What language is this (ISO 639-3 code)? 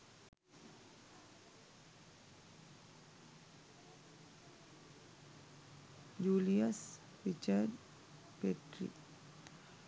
sin